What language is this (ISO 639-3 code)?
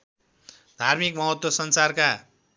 nep